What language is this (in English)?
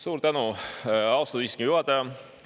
Estonian